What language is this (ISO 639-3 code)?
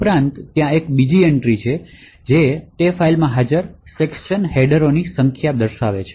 guj